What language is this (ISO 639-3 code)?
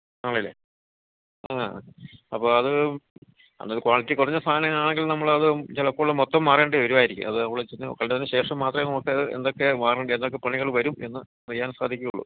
mal